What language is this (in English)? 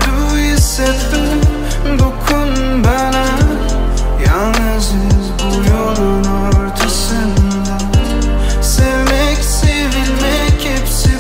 Turkish